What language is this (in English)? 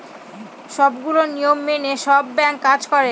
Bangla